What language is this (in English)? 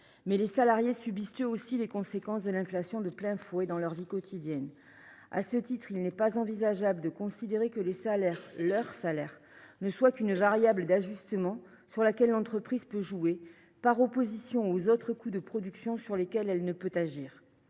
French